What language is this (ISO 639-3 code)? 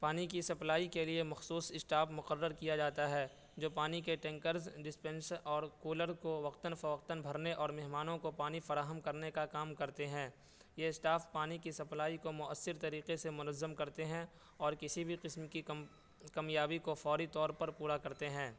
urd